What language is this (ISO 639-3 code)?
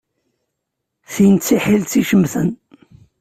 kab